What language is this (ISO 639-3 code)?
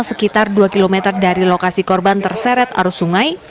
ind